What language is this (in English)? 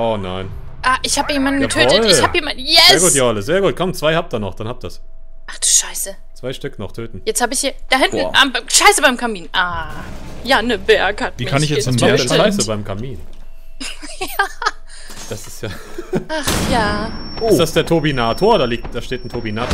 German